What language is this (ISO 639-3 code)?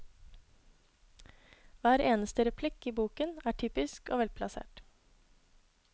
nor